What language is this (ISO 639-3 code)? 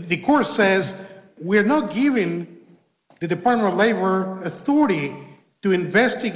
eng